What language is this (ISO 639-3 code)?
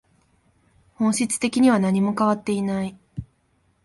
jpn